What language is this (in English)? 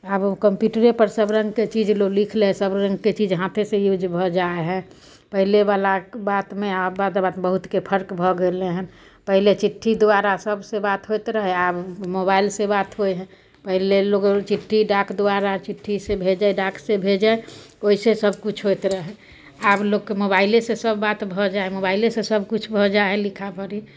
Maithili